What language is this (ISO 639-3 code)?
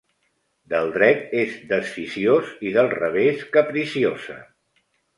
cat